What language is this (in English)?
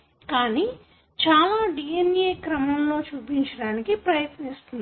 Telugu